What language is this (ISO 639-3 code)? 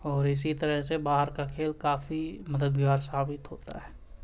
urd